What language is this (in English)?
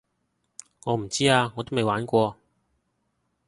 Cantonese